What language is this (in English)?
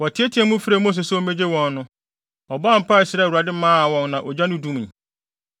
Akan